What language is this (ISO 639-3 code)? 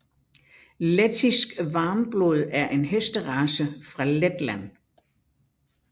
dan